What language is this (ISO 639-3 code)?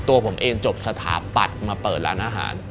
tha